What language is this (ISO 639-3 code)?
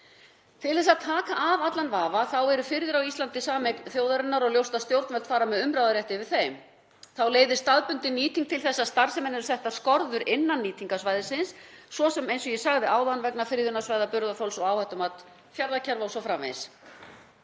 isl